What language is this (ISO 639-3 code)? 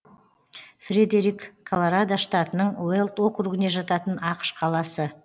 kaz